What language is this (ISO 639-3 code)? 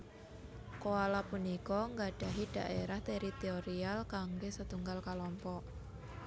jav